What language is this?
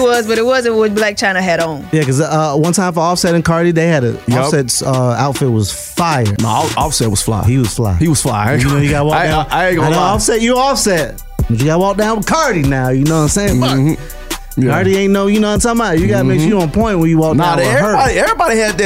English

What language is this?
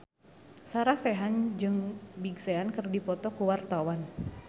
Sundanese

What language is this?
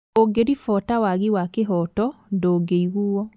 Kikuyu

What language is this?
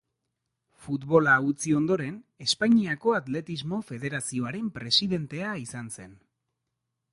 Basque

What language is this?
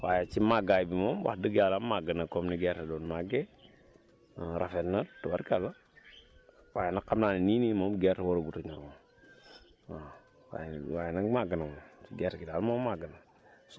Wolof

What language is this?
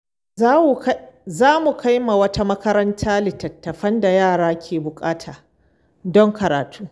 Hausa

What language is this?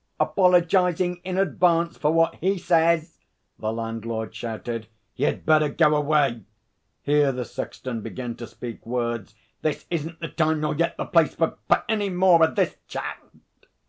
English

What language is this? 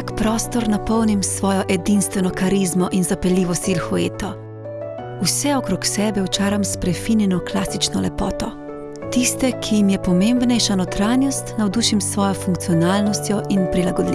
Slovenian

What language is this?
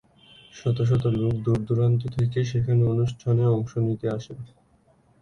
Bangla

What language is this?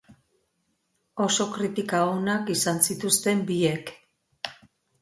Basque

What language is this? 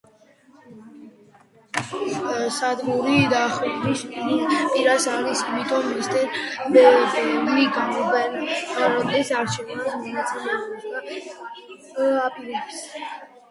Georgian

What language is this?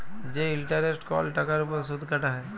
Bangla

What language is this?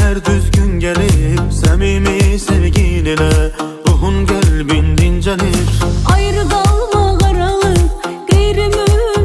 Turkish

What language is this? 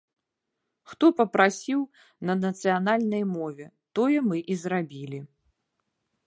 Belarusian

